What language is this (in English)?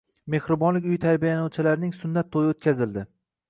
Uzbek